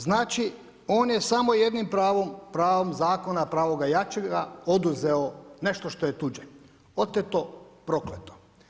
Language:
Croatian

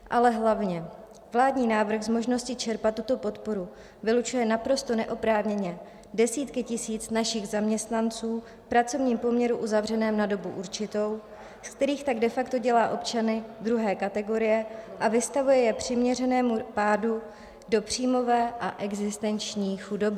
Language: Czech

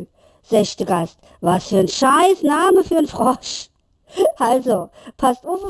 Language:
German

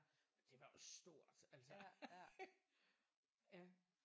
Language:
Danish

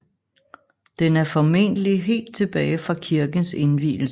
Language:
Danish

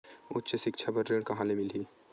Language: Chhattisgarhi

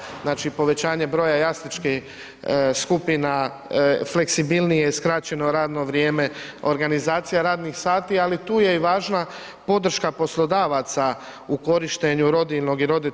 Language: Croatian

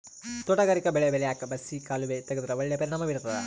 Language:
Kannada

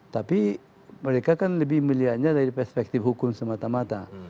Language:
Indonesian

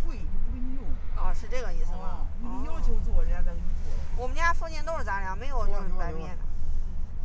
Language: Chinese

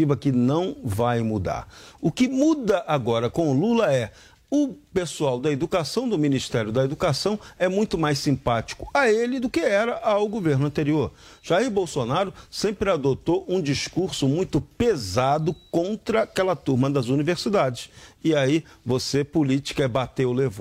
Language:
Portuguese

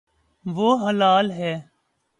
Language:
Urdu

